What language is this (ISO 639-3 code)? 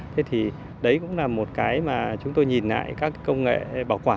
vie